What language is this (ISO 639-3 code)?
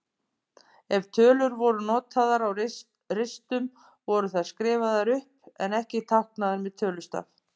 isl